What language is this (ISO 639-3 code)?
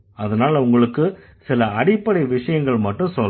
tam